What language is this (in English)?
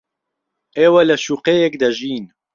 Central Kurdish